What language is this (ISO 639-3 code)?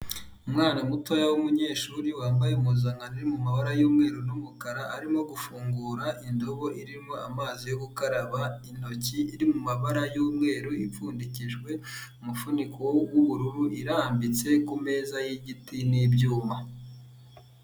kin